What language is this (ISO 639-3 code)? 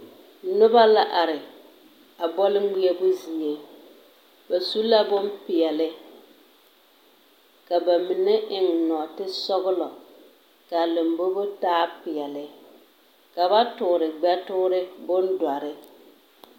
dga